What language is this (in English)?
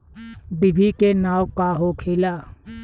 Bhojpuri